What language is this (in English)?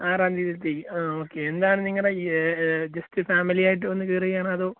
Malayalam